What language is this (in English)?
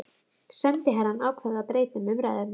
Icelandic